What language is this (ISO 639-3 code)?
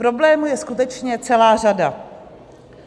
ces